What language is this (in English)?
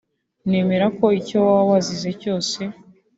Kinyarwanda